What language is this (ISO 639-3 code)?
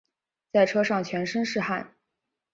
zho